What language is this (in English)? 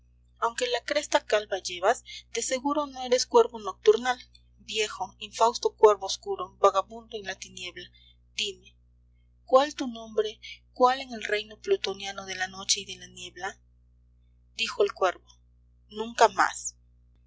Spanish